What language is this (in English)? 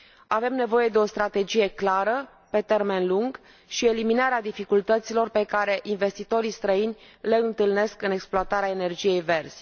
Romanian